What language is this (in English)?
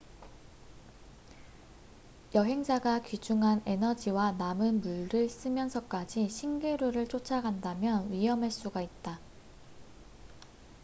Korean